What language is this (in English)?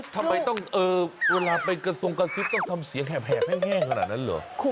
Thai